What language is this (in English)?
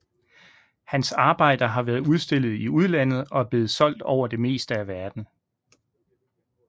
Danish